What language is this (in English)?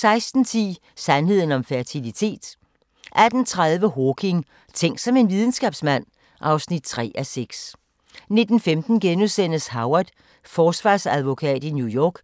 Danish